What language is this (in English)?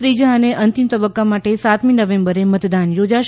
Gujarati